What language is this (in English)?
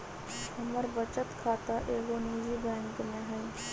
Magahi